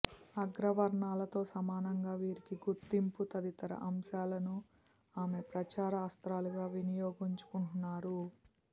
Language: Telugu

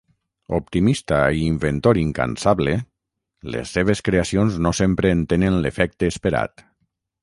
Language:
Catalan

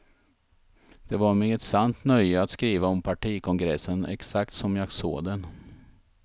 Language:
Swedish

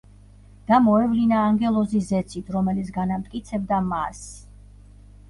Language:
Georgian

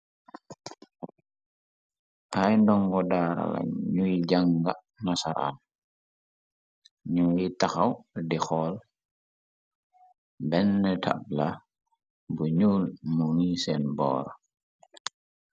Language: Wolof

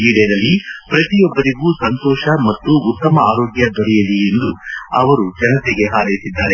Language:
Kannada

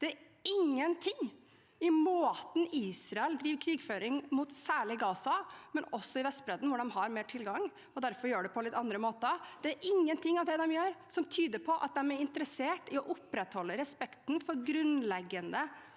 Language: Norwegian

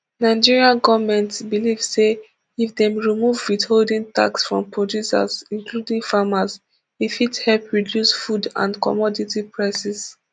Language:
Nigerian Pidgin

